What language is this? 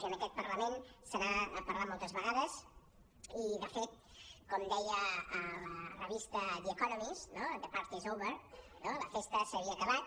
Catalan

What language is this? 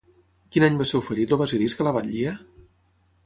Catalan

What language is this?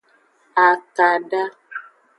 Aja (Benin)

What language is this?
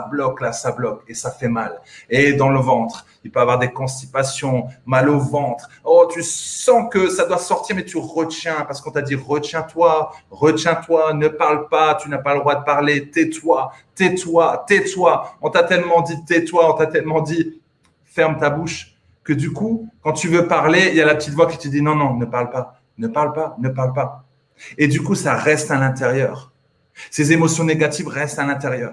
French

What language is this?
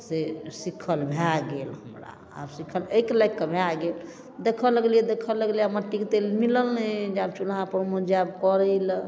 Maithili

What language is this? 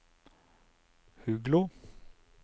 Norwegian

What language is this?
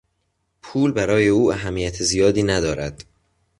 Persian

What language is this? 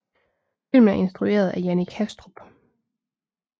Danish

